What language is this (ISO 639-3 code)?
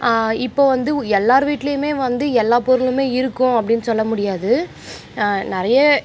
tam